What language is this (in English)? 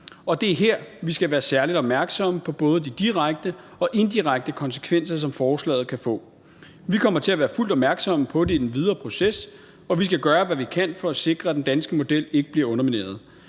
Danish